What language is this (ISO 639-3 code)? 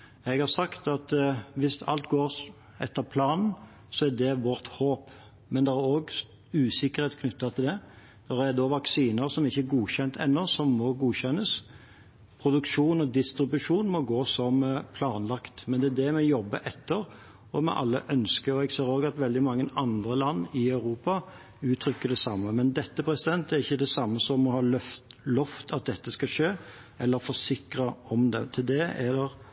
nob